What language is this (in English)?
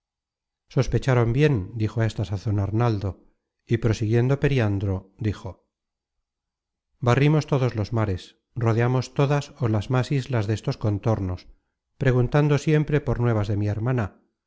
Spanish